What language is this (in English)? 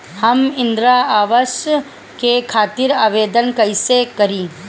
Bhojpuri